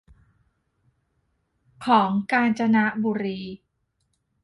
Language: Thai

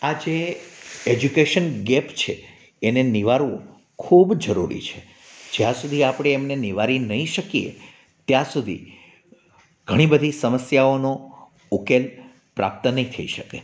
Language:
Gujarati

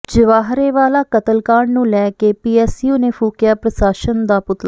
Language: Punjabi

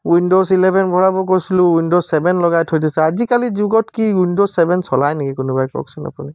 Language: Assamese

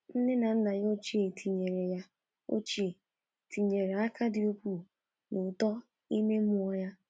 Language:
Igbo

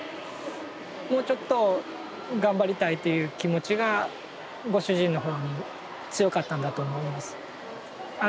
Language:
Japanese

